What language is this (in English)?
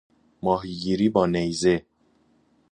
Persian